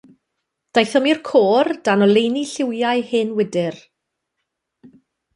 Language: Welsh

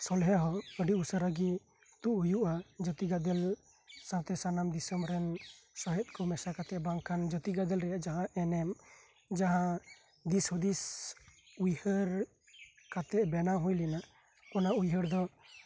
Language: Santali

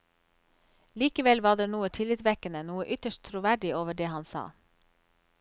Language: Norwegian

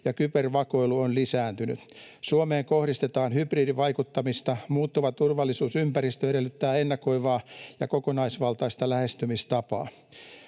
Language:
Finnish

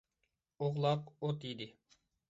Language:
Uyghur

